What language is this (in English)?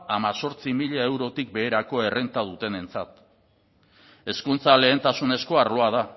Basque